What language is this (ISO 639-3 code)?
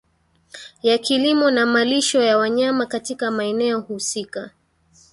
swa